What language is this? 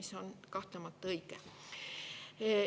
Estonian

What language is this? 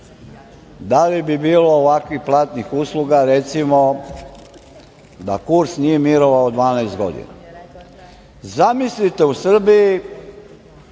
Serbian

